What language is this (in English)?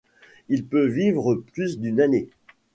French